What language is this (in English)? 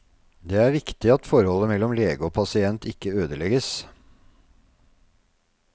Norwegian